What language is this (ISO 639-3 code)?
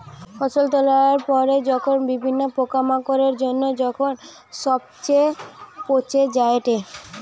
ben